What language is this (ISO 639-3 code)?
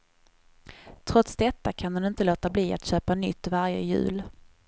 swe